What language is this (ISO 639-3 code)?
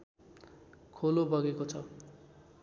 nep